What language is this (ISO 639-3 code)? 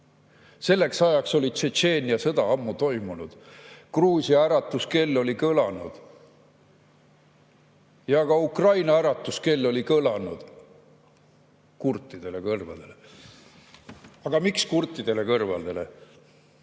est